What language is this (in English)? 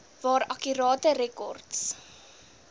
Afrikaans